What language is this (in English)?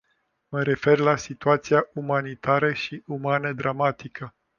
Romanian